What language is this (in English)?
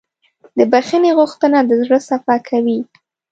Pashto